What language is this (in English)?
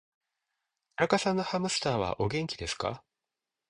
Japanese